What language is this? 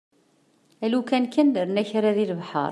Kabyle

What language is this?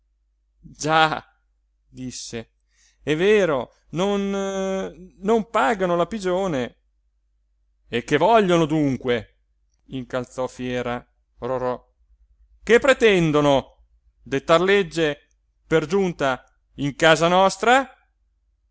Italian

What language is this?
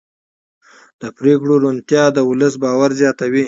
Pashto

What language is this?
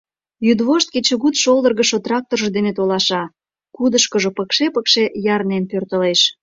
Mari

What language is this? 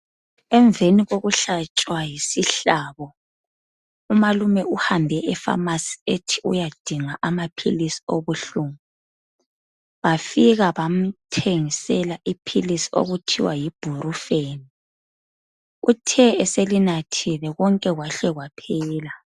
North Ndebele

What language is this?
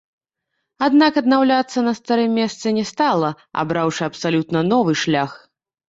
Belarusian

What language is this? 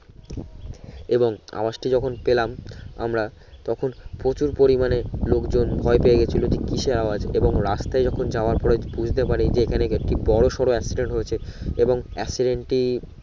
Bangla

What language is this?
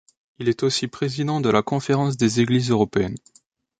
French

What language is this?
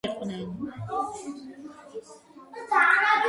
Georgian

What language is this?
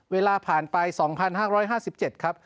Thai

